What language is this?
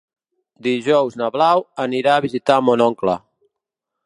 Catalan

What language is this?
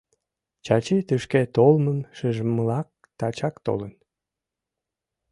Mari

